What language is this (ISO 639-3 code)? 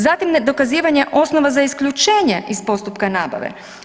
hrv